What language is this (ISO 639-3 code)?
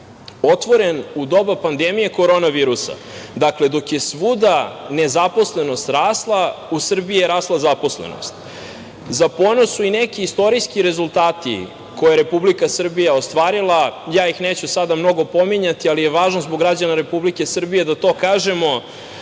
srp